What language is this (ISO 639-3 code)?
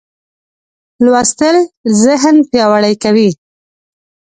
pus